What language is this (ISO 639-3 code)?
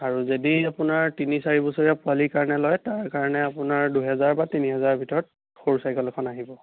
asm